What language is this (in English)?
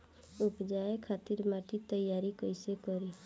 Bhojpuri